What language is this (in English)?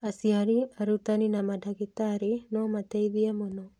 Kikuyu